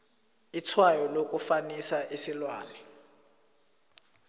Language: South Ndebele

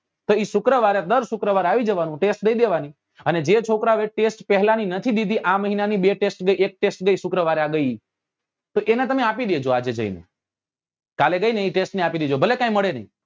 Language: Gujarati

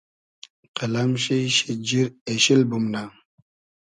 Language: Hazaragi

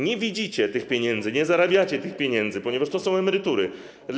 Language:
Polish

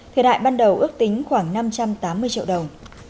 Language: Vietnamese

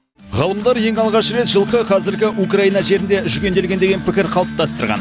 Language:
Kazakh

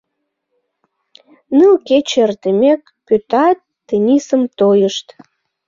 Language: Mari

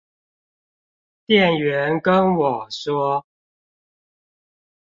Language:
Chinese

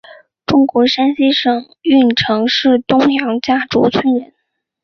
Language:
Chinese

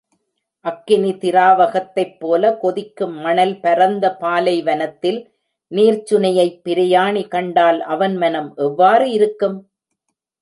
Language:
Tamil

